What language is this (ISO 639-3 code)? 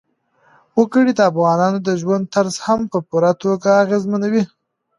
pus